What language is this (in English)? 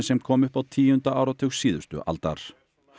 Icelandic